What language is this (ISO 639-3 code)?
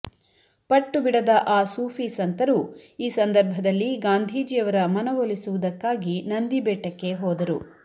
kan